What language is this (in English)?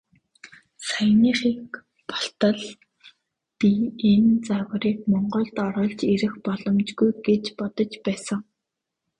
Mongolian